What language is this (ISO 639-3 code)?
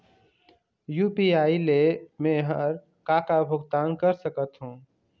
hne